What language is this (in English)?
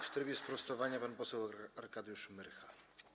Polish